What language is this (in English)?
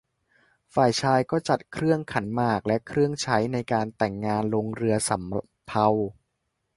Thai